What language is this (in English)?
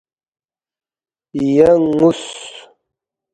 Balti